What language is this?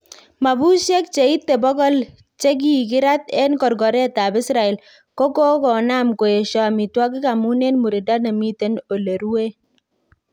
Kalenjin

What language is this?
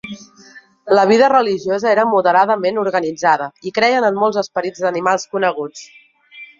Catalan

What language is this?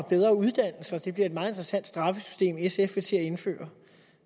Danish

